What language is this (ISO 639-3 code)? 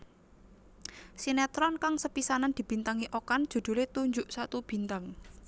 jav